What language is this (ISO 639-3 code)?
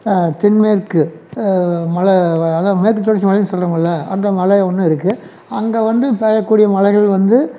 tam